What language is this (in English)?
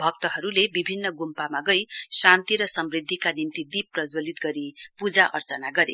Nepali